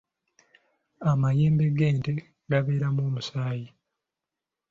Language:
Ganda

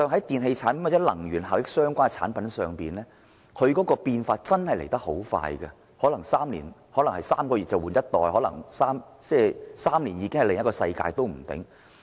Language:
Cantonese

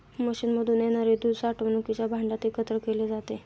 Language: Marathi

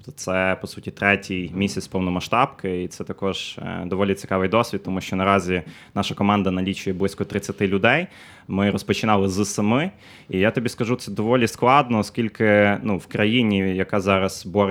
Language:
Ukrainian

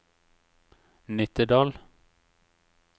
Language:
Norwegian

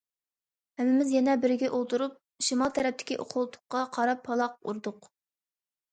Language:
Uyghur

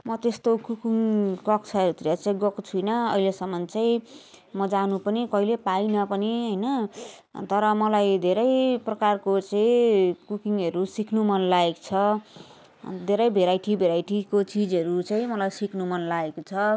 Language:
Nepali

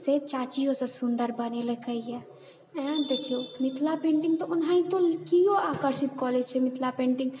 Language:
Maithili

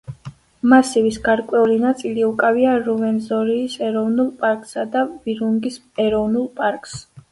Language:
Georgian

